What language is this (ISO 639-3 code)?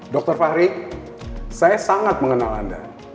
ind